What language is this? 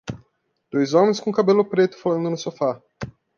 Portuguese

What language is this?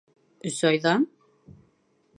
Bashkir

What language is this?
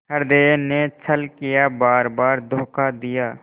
Hindi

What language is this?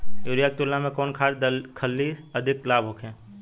Bhojpuri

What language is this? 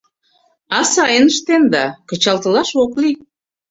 Mari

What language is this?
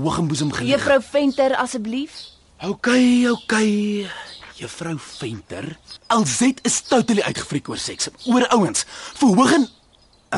Dutch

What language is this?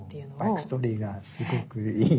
Japanese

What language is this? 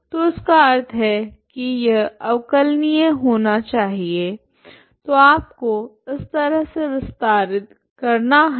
Hindi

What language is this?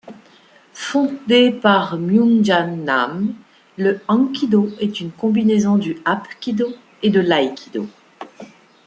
French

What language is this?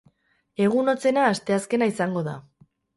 Basque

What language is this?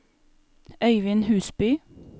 Norwegian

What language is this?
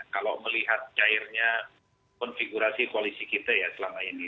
Indonesian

